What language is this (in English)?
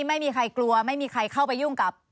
Thai